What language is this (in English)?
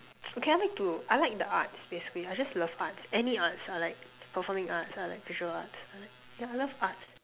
English